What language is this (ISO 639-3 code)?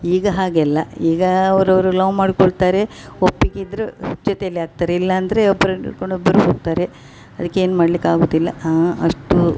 kan